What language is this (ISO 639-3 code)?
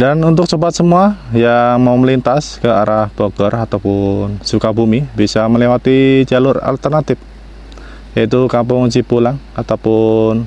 ind